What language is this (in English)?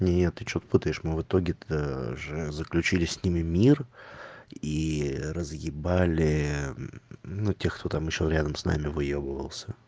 Russian